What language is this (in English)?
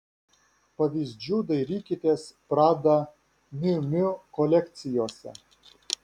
Lithuanian